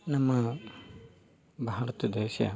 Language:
Kannada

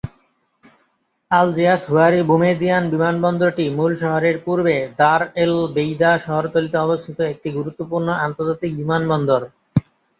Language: Bangla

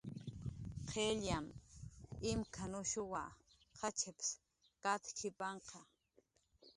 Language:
Jaqaru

